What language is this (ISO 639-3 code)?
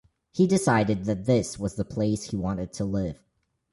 eng